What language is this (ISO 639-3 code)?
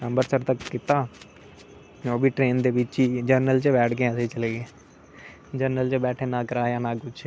doi